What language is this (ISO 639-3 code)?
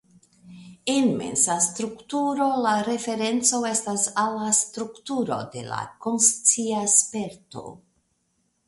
epo